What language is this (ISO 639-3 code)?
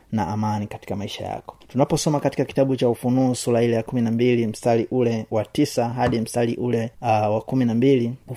swa